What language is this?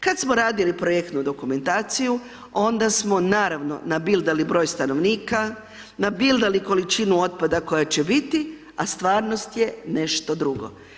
Croatian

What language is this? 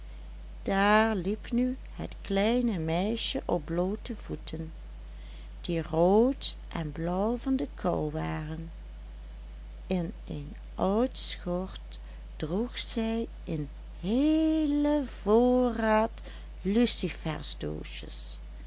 Dutch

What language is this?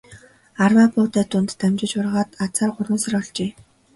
Mongolian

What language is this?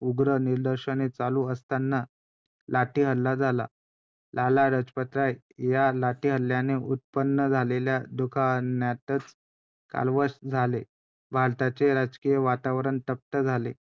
Marathi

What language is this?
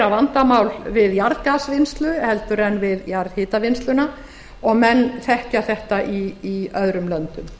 Icelandic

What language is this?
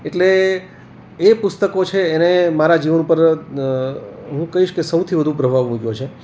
Gujarati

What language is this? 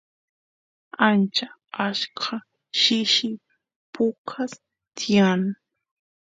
Santiago del Estero Quichua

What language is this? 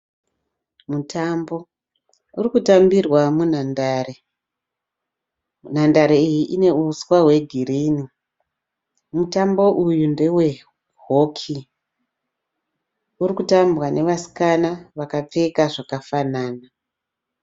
Shona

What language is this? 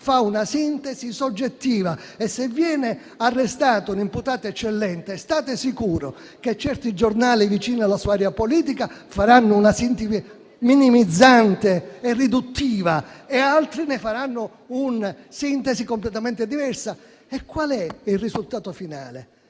Italian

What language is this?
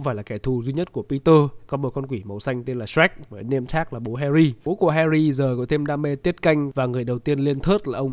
Vietnamese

